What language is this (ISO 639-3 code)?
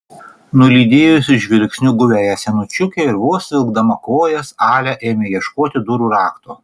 lit